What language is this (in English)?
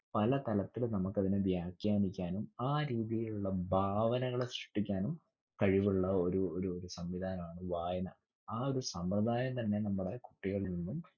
Malayalam